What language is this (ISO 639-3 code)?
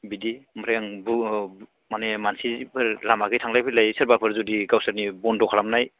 brx